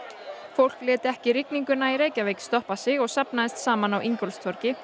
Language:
Icelandic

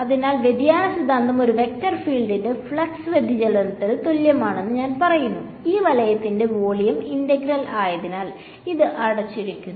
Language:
Malayalam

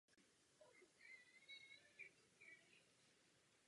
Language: Czech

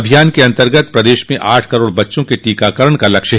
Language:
Hindi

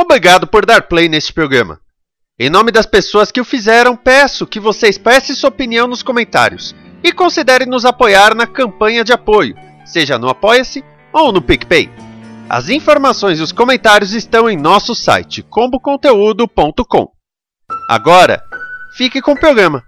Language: Portuguese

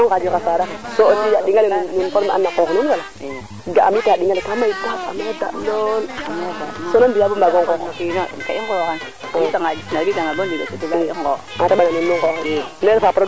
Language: Serer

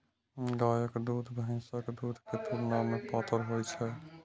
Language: Maithili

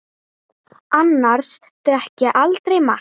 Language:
Icelandic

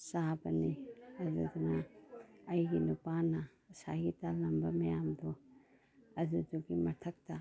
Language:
Manipuri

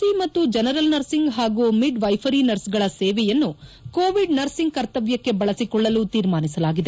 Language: Kannada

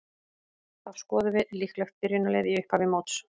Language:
Icelandic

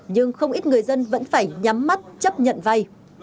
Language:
Vietnamese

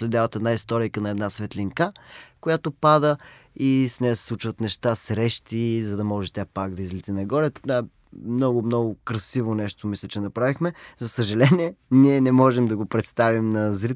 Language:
Bulgarian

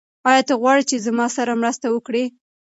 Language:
Pashto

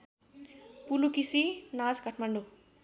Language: Nepali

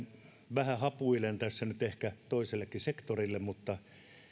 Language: Finnish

